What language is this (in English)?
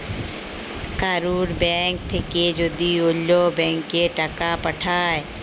Bangla